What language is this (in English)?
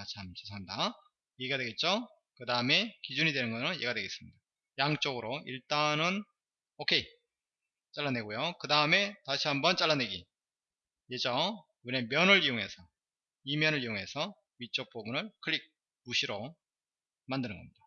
Korean